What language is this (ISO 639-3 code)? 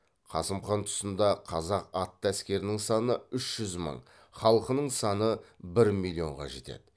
kaz